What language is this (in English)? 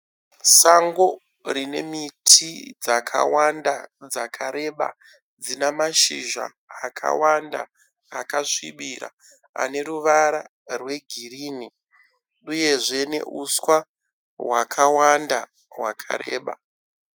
Shona